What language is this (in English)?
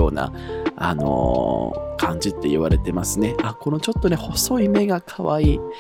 Japanese